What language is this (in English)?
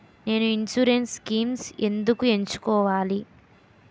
Telugu